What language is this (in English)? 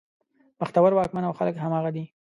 Pashto